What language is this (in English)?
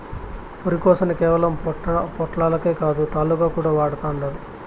Telugu